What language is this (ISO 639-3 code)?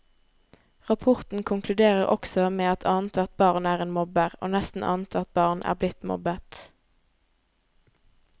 nor